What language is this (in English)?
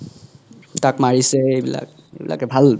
Assamese